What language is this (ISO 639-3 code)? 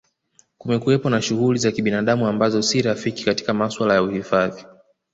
swa